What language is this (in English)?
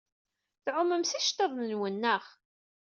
Kabyle